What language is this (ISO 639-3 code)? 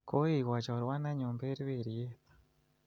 kln